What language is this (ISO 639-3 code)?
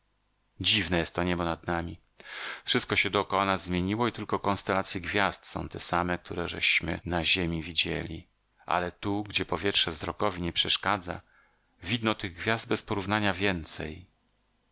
pol